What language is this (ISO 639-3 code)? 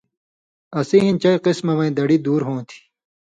mvy